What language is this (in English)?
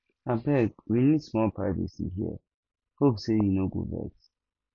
Nigerian Pidgin